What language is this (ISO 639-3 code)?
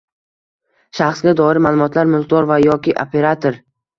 uzb